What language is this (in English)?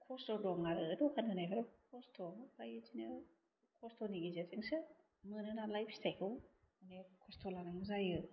Bodo